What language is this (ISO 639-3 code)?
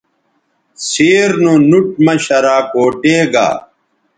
btv